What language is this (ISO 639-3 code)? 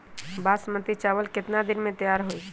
mag